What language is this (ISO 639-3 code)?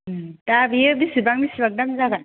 brx